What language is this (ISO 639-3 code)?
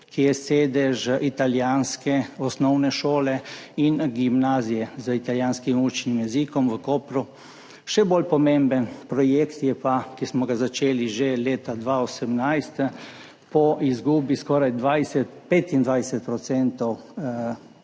slv